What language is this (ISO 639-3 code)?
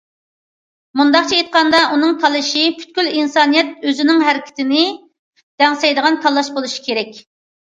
uig